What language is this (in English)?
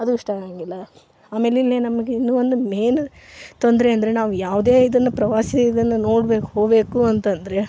Kannada